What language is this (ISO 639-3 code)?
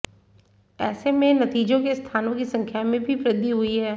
hin